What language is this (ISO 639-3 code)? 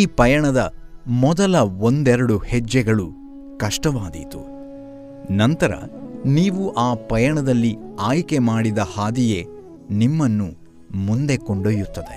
kan